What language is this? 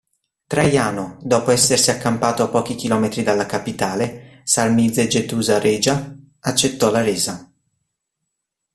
Italian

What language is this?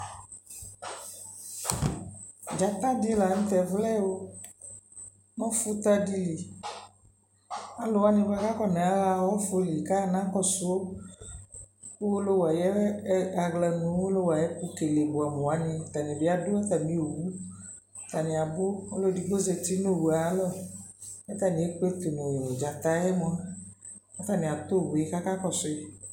Ikposo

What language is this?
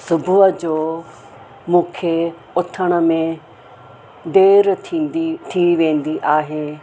Sindhi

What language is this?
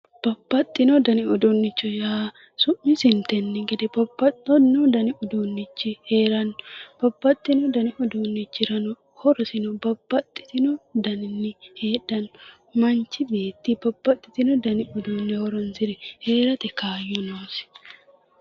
Sidamo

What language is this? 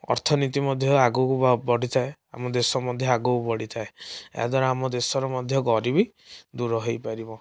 Odia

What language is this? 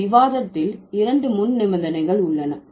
Tamil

